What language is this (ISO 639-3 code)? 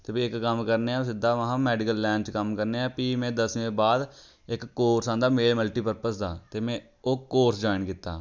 doi